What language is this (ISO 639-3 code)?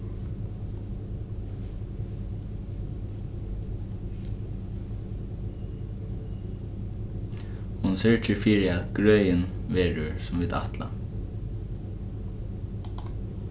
fao